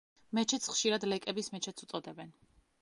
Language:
Georgian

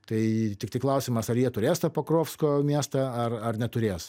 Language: Lithuanian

